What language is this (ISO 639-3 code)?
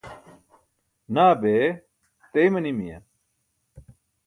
bsk